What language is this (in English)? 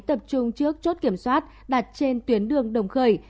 Vietnamese